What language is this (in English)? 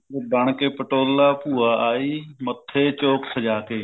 Punjabi